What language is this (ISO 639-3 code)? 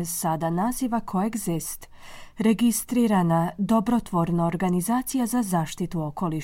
hrv